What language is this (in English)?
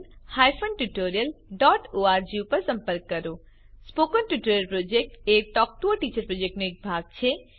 Gujarati